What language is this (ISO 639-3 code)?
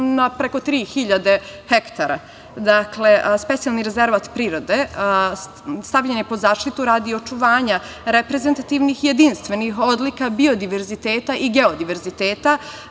srp